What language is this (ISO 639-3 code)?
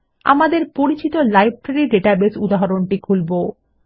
ben